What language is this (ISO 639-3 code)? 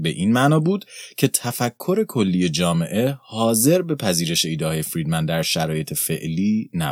fas